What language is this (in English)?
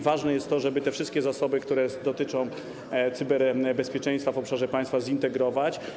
Polish